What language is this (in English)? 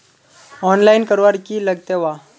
Magahi